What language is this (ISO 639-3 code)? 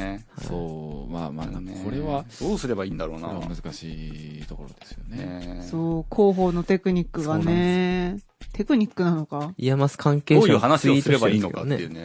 jpn